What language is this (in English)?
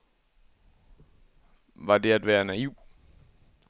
Danish